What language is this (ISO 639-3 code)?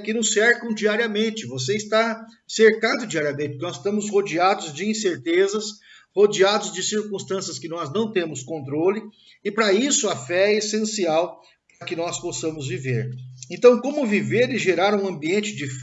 por